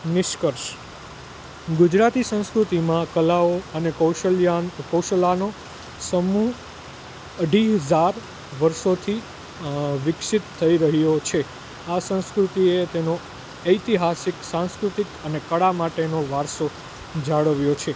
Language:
Gujarati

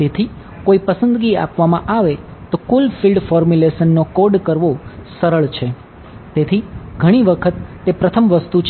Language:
Gujarati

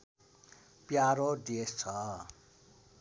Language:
Nepali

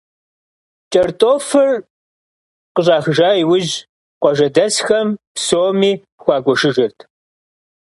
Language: Kabardian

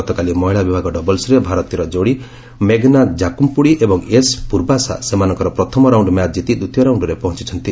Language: Odia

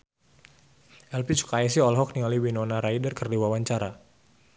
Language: Sundanese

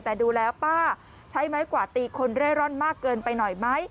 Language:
Thai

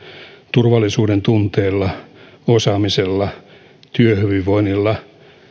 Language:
Finnish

